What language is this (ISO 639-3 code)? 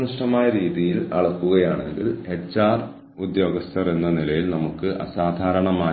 mal